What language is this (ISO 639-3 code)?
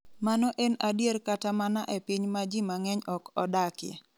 luo